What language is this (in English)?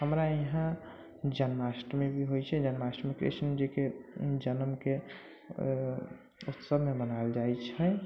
Maithili